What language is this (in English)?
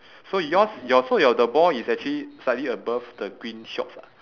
English